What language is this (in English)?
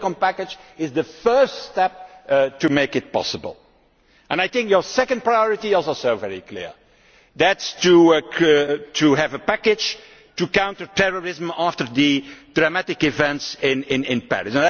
English